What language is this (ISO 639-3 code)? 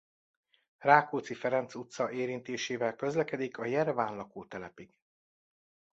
hun